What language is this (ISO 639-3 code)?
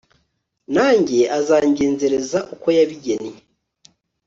kin